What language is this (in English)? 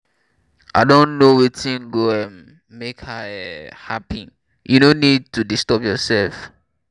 Nigerian Pidgin